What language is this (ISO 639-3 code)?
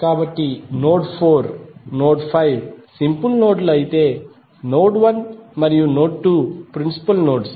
tel